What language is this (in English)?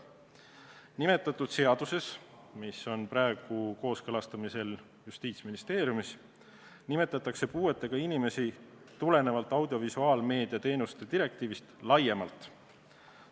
Estonian